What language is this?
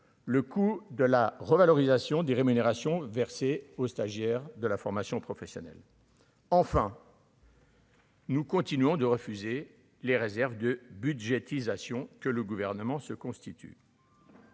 French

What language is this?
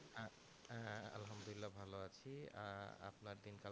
Bangla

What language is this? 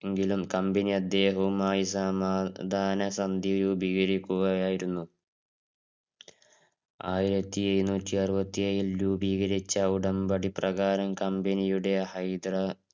Malayalam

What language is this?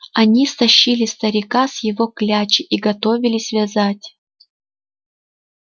Russian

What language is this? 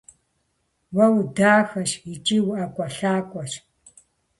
Kabardian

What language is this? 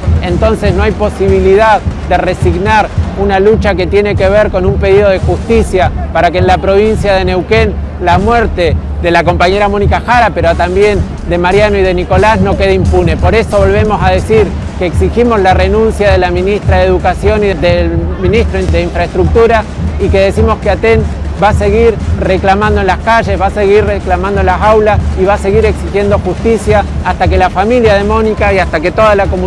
Spanish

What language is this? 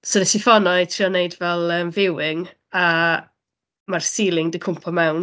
Welsh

